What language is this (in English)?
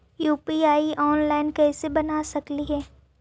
Magahi